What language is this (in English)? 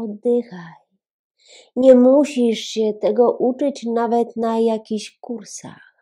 Polish